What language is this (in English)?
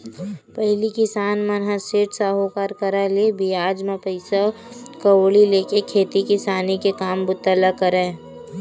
Chhattisgarhi